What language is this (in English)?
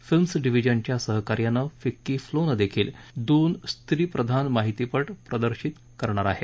Marathi